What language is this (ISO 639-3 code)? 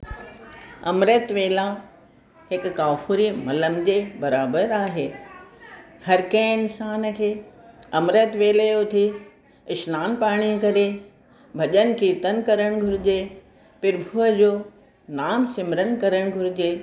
snd